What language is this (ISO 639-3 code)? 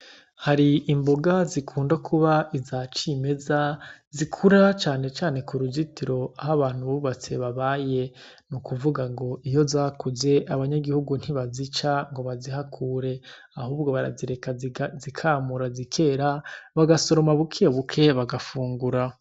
run